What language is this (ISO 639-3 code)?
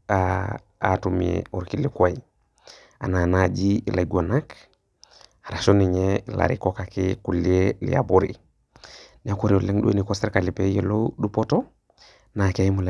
mas